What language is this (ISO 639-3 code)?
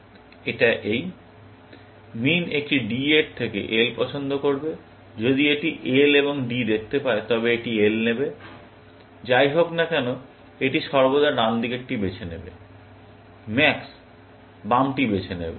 ben